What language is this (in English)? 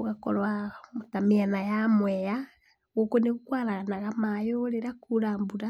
Kikuyu